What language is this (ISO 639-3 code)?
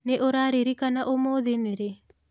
kik